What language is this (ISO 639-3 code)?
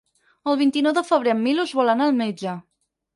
cat